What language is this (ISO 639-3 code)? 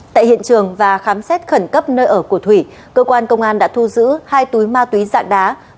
vie